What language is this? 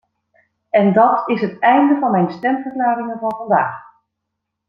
Dutch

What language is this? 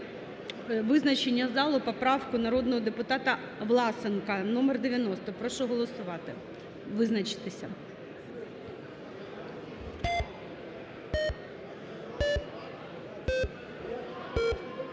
Ukrainian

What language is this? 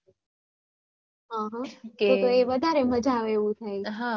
Gujarati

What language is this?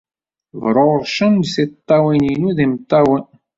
Kabyle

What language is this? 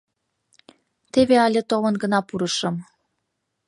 Mari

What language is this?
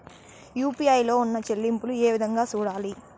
Telugu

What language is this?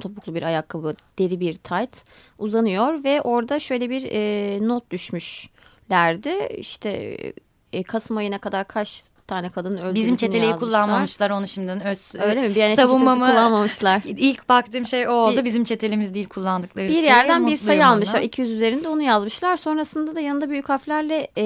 Turkish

